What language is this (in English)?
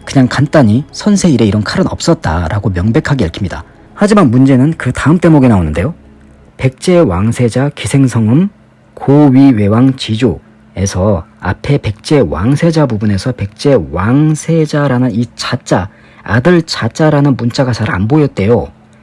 Korean